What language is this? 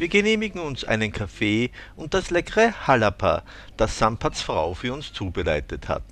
German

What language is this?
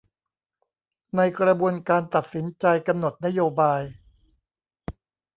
Thai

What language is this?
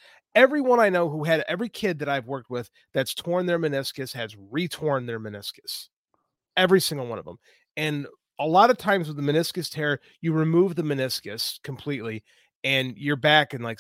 English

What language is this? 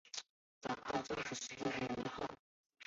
Chinese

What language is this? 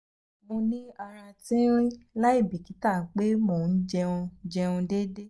Yoruba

